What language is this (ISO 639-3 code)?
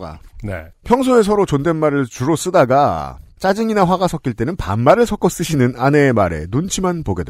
kor